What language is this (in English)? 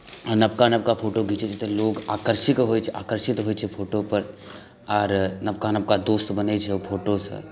Maithili